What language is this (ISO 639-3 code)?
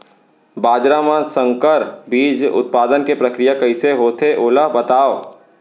hne